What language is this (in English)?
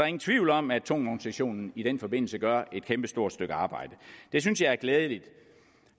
Danish